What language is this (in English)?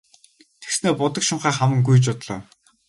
Mongolian